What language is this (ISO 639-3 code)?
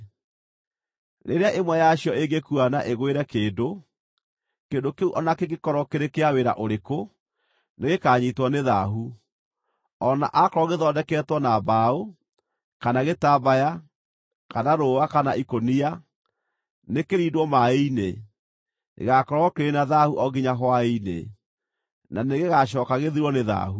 kik